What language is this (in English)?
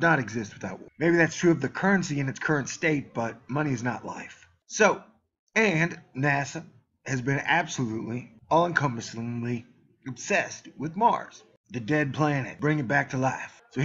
English